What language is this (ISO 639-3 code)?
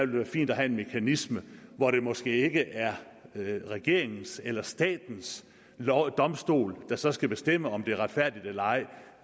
dan